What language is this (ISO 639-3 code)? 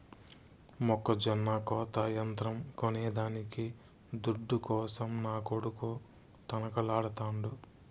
tel